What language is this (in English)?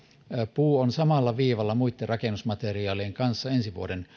Finnish